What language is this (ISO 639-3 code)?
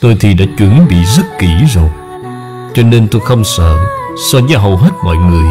vie